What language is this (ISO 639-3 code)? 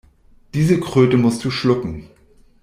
deu